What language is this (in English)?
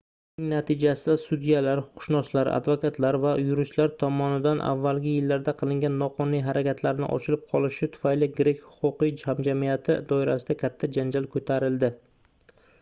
Uzbek